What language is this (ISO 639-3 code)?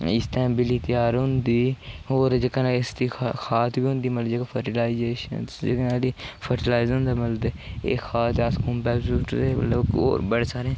doi